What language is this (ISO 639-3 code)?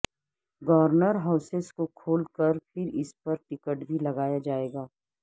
urd